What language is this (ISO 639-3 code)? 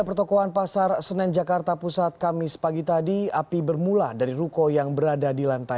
ind